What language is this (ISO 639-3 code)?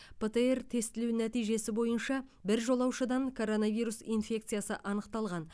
kaz